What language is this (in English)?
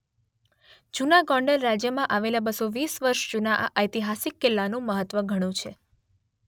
Gujarati